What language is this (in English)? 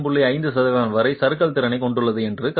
Tamil